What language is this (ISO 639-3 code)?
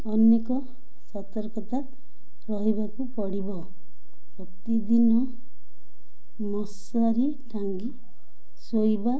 ori